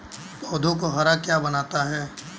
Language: Hindi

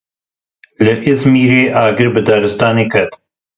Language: Kurdish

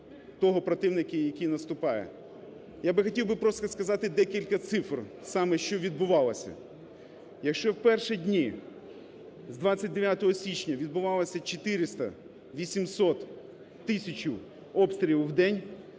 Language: Ukrainian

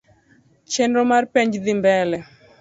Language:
Luo (Kenya and Tanzania)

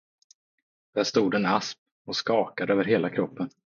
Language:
Swedish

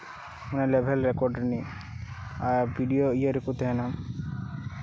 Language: Santali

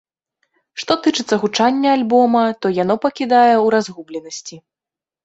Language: Belarusian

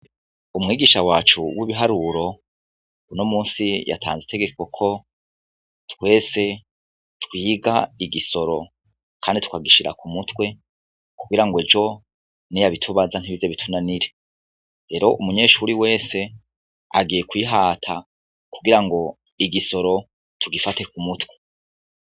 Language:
Rundi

